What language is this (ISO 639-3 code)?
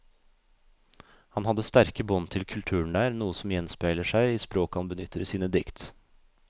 nor